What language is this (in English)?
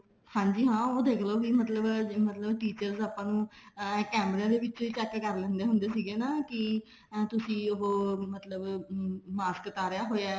Punjabi